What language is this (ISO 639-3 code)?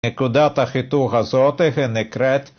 heb